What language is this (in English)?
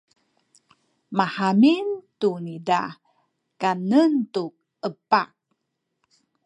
Sakizaya